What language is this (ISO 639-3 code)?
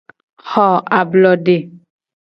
gej